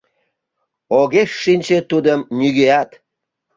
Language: Mari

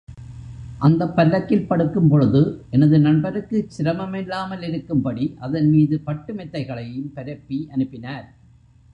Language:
Tamil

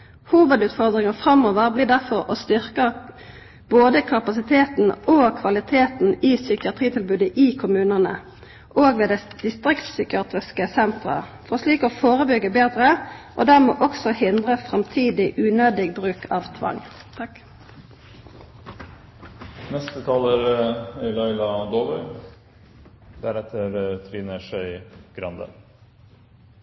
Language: Norwegian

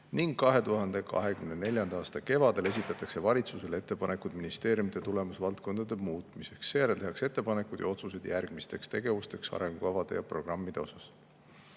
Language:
Estonian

